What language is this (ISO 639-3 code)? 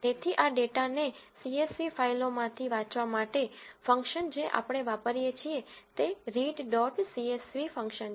guj